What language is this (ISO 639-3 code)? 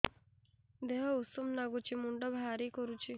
ori